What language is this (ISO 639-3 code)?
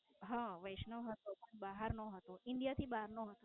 guj